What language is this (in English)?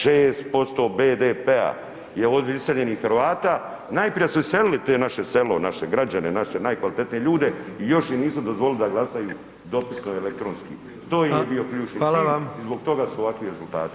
Croatian